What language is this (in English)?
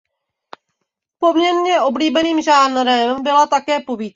Czech